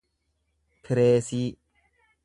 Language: Oromo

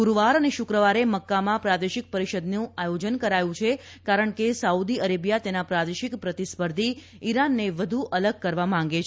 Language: Gujarati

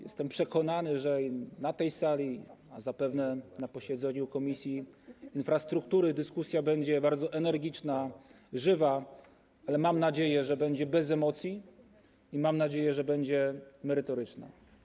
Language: Polish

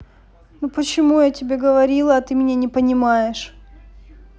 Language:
Russian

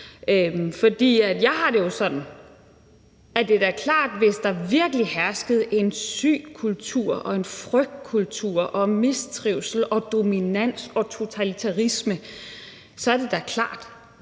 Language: Danish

